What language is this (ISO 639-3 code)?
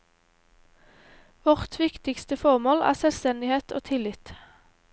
nor